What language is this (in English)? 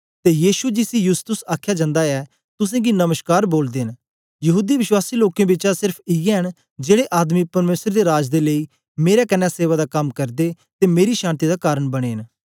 Dogri